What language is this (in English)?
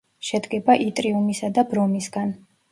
Georgian